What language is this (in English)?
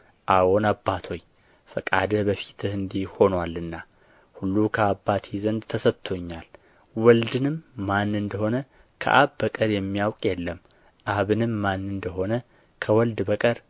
Amharic